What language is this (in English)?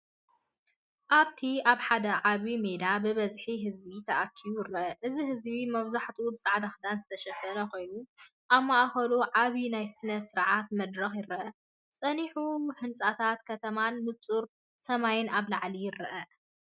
Tigrinya